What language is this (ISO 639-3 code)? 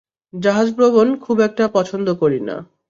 ben